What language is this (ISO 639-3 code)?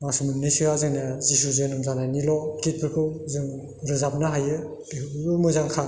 brx